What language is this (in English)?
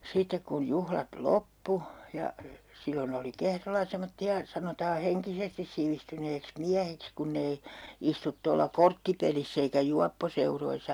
Finnish